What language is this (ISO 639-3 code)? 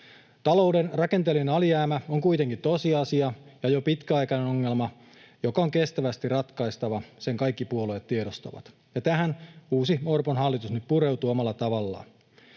fin